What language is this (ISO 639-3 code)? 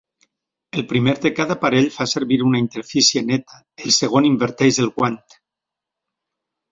cat